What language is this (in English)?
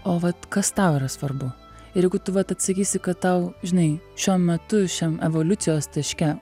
Lithuanian